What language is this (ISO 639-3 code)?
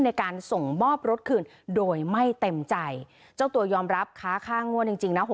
tha